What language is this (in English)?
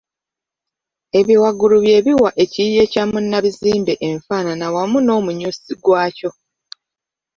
Ganda